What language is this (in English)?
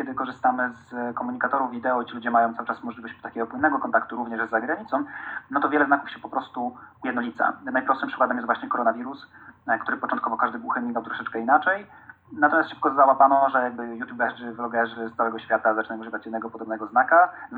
Polish